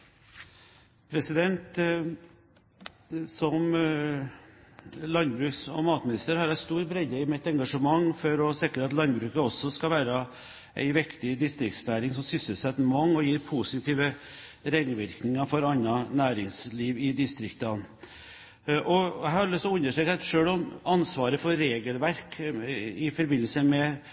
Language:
Norwegian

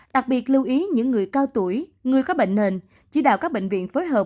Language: Vietnamese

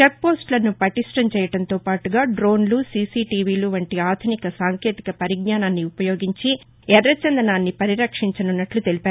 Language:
Telugu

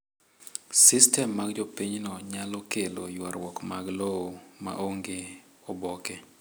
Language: Luo (Kenya and Tanzania)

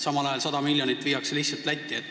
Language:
Estonian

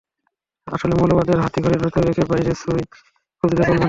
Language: Bangla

